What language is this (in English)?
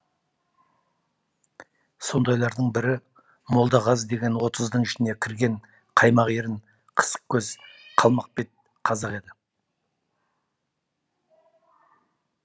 Kazakh